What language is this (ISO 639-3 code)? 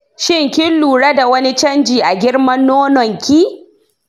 hau